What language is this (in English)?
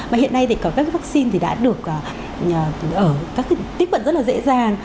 Vietnamese